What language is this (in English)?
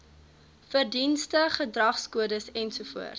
Afrikaans